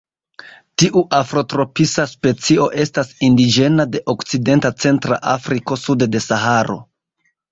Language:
Esperanto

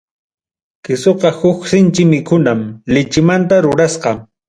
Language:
Ayacucho Quechua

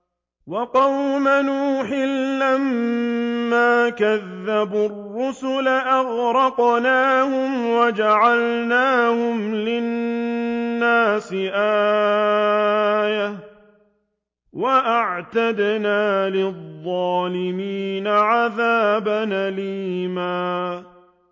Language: Arabic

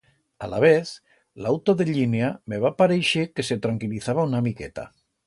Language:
Aragonese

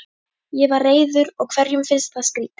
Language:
Icelandic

